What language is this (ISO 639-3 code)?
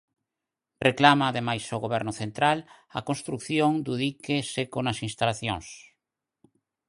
glg